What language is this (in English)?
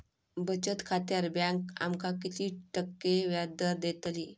Marathi